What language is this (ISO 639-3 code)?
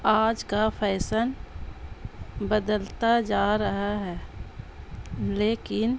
urd